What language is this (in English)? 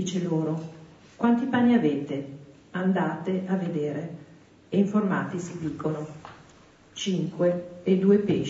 Italian